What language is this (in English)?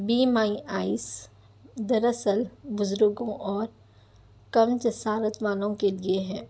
Urdu